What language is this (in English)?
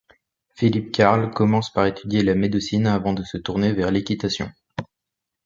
French